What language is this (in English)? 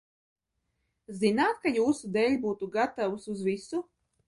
Latvian